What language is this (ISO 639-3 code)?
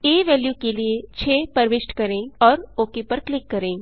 hin